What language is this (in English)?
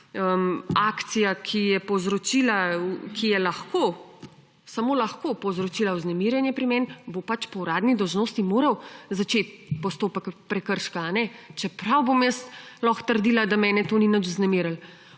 Slovenian